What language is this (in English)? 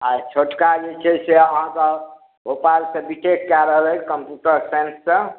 Maithili